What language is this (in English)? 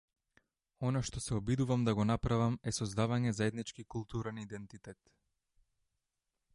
Macedonian